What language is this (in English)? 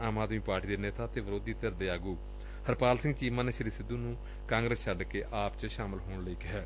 Punjabi